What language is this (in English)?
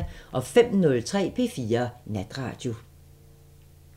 Danish